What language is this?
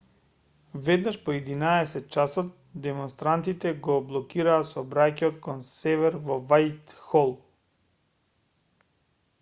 Macedonian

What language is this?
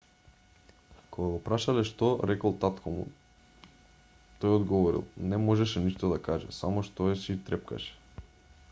Macedonian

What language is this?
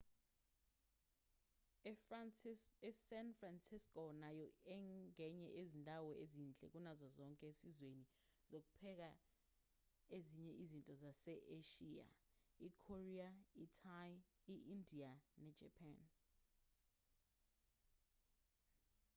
Zulu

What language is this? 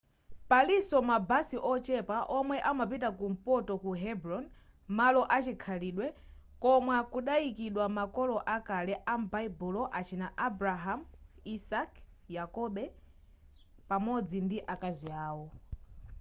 Nyanja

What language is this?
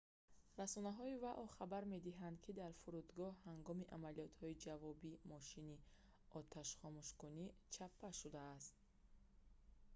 Tajik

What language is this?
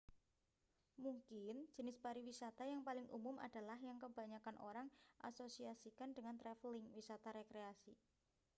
Indonesian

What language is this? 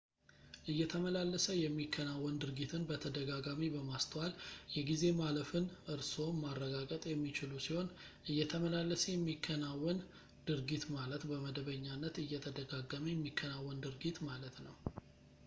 Amharic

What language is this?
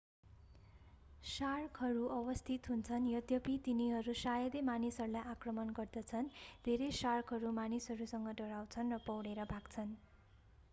Nepali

